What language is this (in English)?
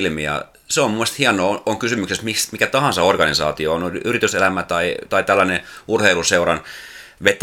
Finnish